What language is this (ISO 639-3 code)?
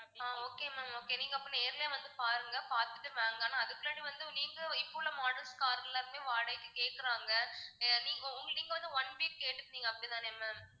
tam